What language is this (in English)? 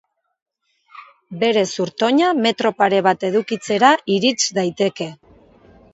Basque